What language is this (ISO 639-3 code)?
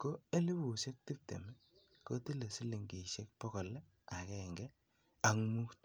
kln